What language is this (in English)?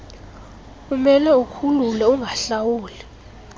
Xhosa